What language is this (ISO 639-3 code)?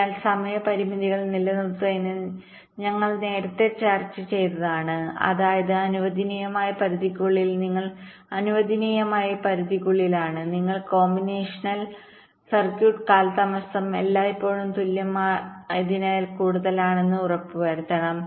mal